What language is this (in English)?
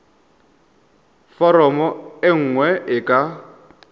Tswana